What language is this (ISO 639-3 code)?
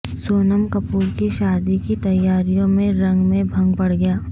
urd